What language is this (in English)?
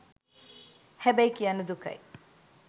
Sinhala